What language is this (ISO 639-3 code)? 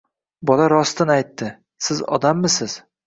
uzb